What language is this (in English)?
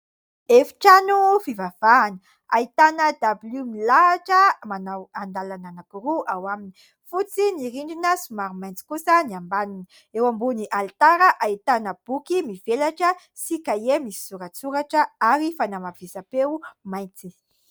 Malagasy